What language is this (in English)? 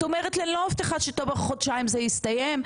Hebrew